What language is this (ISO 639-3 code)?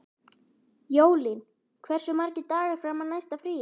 isl